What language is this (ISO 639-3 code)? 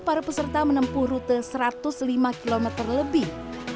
ind